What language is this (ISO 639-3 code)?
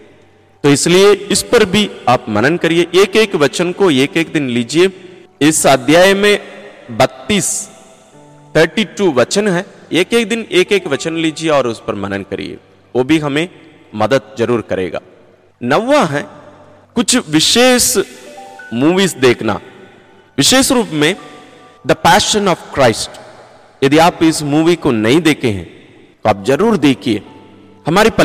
hin